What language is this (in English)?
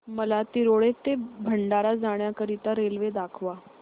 Marathi